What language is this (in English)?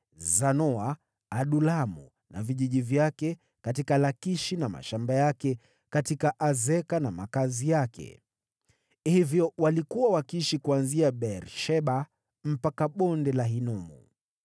Swahili